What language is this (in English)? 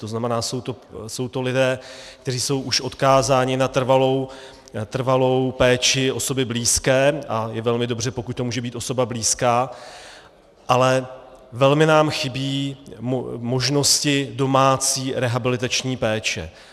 Czech